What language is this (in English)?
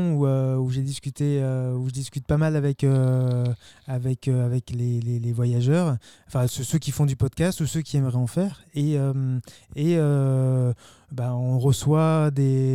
French